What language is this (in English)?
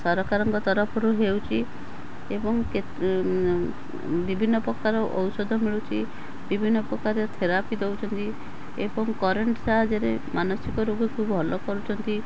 Odia